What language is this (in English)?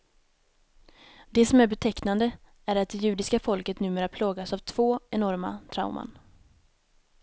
Swedish